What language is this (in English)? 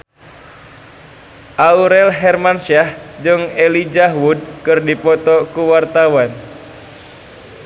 Sundanese